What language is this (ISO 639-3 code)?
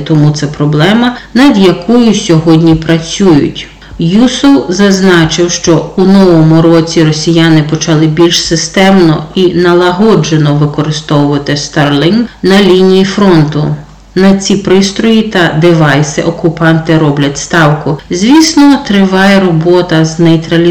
ukr